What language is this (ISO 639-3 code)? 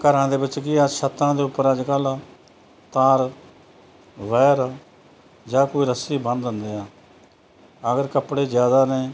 pan